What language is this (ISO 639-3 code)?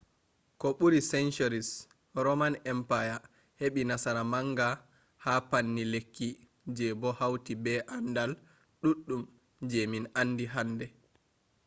ful